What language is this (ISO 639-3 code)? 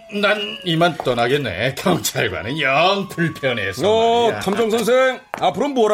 kor